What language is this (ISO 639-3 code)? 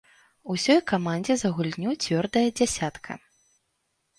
bel